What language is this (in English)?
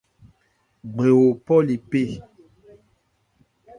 Ebrié